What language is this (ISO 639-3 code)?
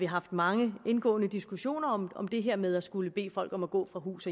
dan